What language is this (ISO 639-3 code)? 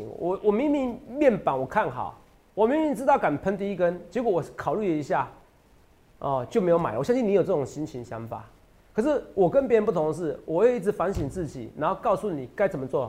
zho